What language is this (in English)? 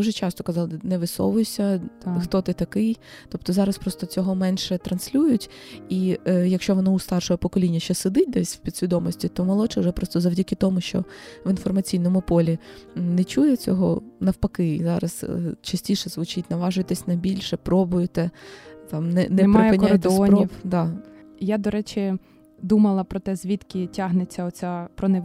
Ukrainian